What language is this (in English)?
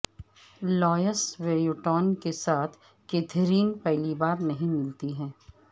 Urdu